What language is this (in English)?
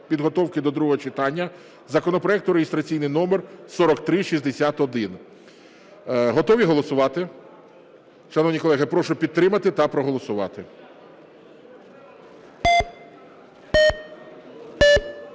Ukrainian